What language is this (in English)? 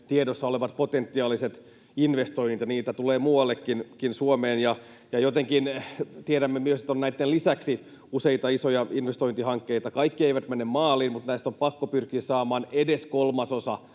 Finnish